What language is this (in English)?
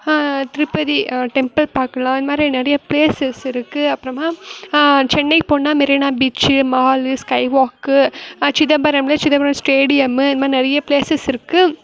Tamil